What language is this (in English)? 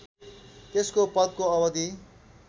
Nepali